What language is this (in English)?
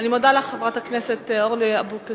Hebrew